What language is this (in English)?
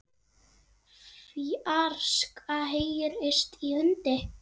Icelandic